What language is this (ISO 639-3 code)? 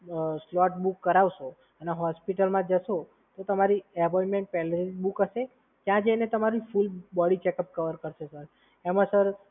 guj